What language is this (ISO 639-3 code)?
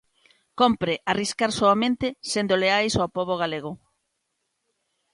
glg